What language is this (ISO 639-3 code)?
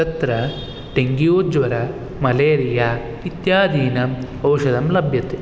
san